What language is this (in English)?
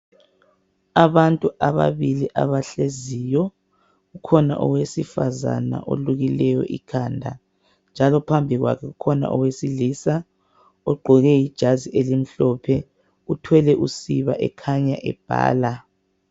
North Ndebele